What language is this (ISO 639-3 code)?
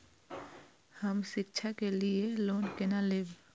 mai